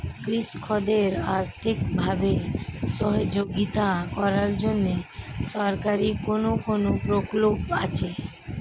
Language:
Bangla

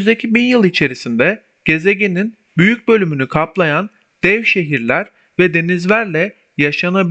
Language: Turkish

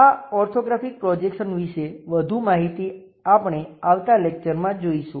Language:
Gujarati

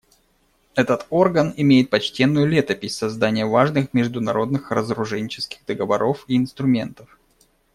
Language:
Russian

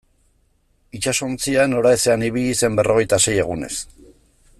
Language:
Basque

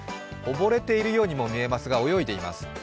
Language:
Japanese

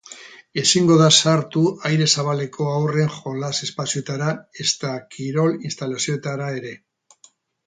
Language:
Basque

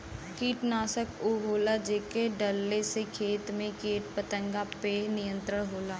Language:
Bhojpuri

